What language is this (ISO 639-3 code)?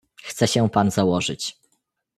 pol